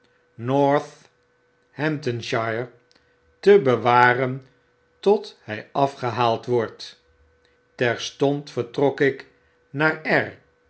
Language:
Dutch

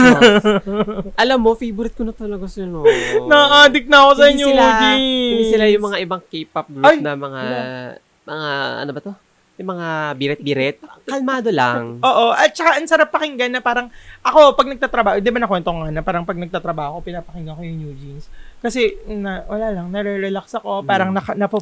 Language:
Filipino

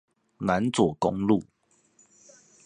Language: Chinese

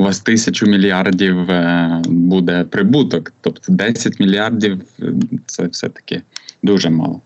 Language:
Ukrainian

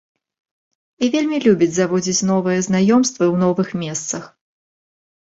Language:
Belarusian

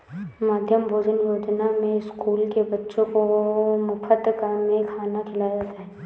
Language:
Hindi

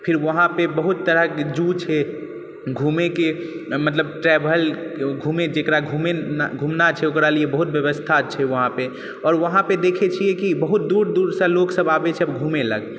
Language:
Maithili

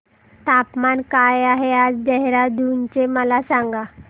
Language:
Marathi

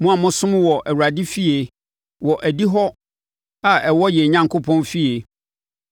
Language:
Akan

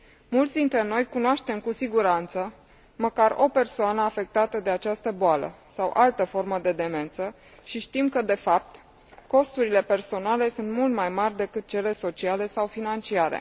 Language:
Romanian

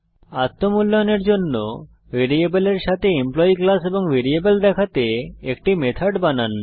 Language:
Bangla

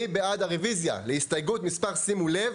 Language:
Hebrew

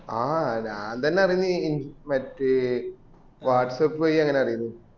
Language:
Malayalam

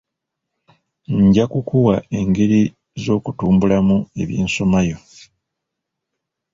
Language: Ganda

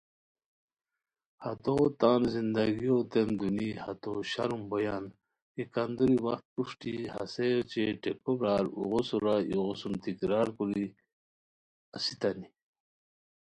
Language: Khowar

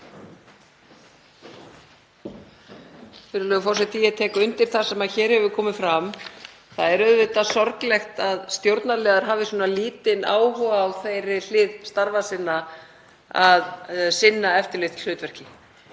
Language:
Icelandic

